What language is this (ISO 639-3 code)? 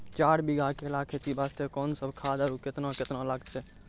mai